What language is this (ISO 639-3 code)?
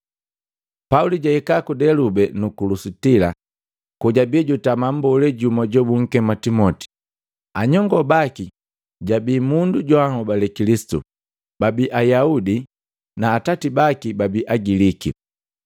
mgv